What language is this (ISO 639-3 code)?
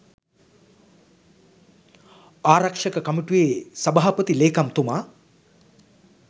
sin